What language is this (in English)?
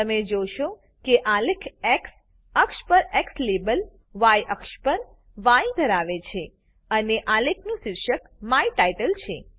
Gujarati